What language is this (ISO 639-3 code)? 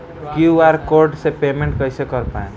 bho